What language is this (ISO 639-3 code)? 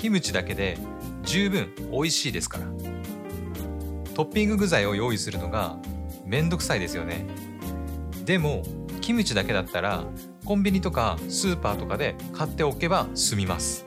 jpn